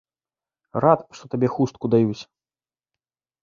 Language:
Belarusian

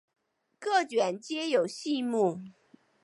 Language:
Chinese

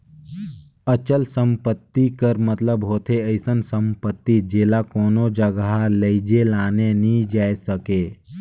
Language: Chhattisgarhi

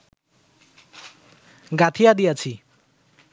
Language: Bangla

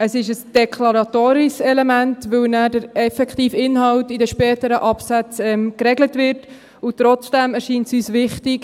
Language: Swiss German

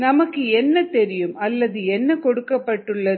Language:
Tamil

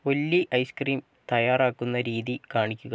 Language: Malayalam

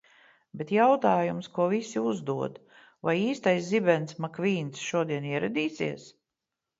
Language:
Latvian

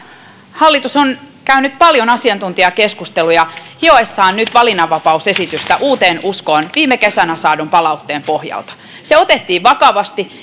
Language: Finnish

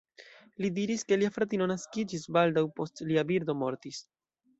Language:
Esperanto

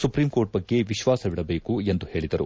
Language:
Kannada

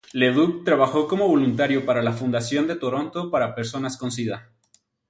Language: Spanish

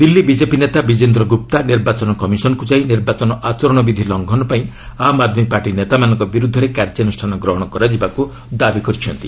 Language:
Odia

